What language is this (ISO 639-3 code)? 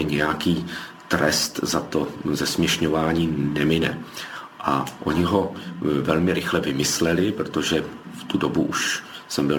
ces